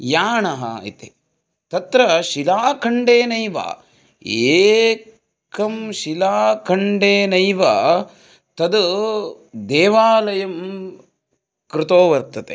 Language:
Sanskrit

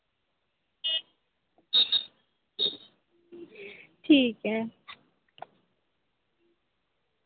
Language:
Dogri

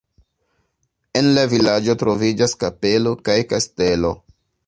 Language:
Esperanto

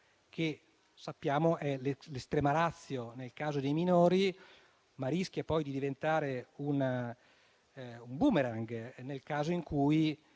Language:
Italian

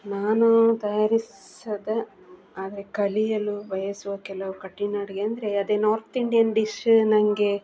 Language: Kannada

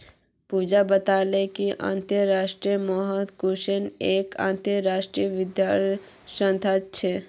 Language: Magahi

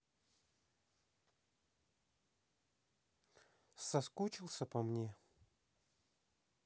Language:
Russian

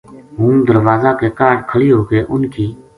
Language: Gujari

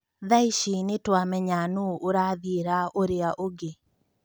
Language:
Kikuyu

